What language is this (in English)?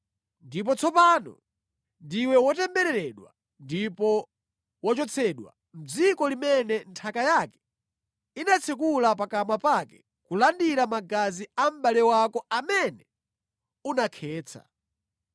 Nyanja